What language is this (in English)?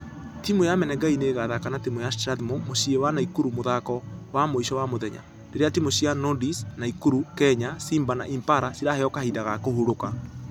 Kikuyu